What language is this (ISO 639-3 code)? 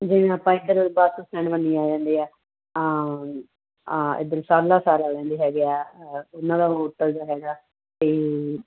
pan